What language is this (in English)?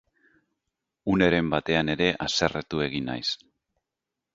Basque